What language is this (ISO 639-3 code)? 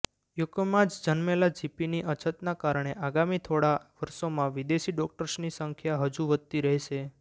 guj